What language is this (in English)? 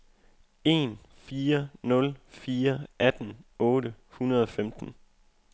Danish